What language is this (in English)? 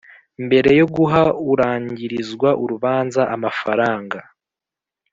Kinyarwanda